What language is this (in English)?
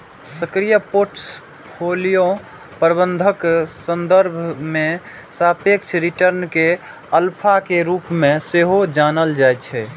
Maithili